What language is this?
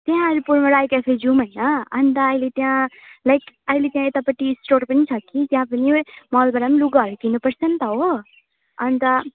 Nepali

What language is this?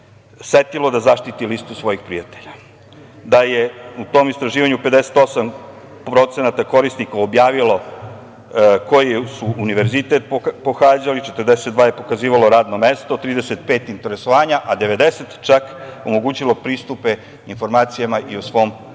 Serbian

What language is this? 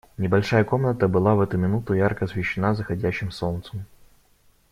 Russian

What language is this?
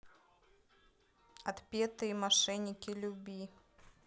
Russian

